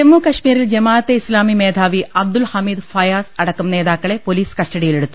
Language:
Malayalam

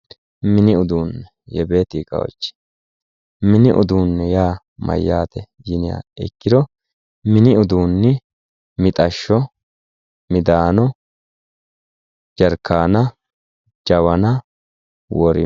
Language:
Sidamo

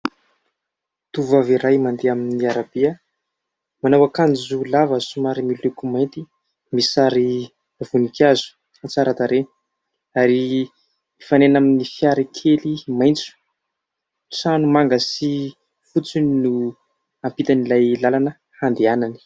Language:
Malagasy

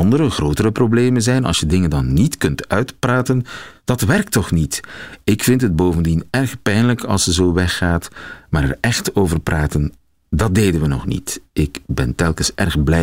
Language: Dutch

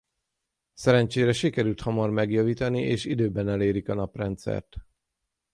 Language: Hungarian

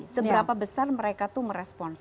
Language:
Indonesian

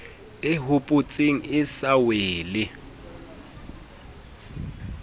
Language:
Southern Sotho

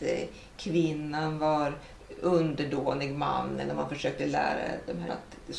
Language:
Swedish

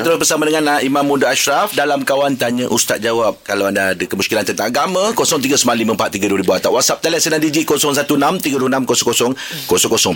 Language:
Malay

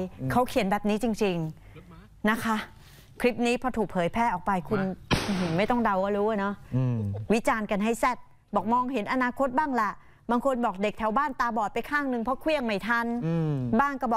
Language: Thai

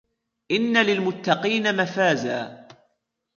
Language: Arabic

